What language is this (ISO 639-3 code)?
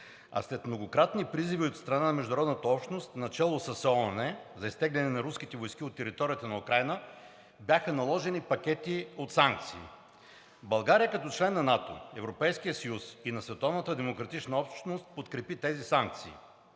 bul